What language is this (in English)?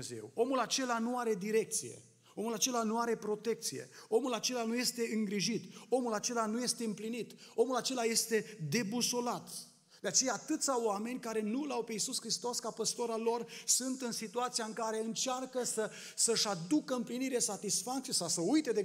Romanian